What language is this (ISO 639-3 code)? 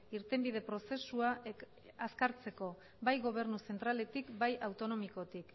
eus